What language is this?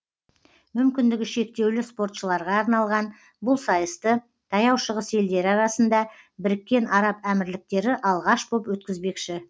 Kazakh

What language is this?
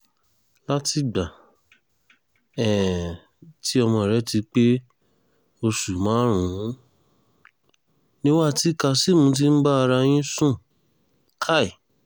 Yoruba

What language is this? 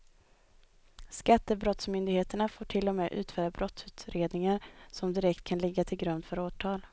Swedish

